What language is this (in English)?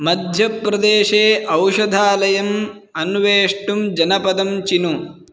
Sanskrit